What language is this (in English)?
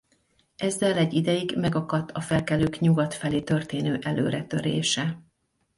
Hungarian